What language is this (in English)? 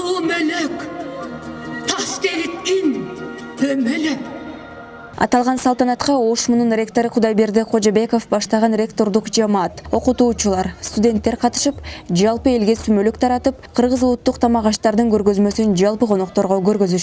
Turkish